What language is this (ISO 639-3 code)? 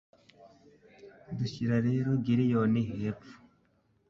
kin